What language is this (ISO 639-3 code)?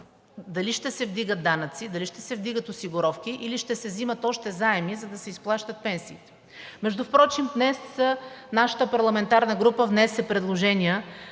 bul